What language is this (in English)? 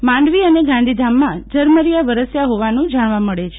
Gujarati